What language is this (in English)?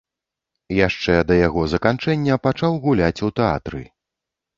Belarusian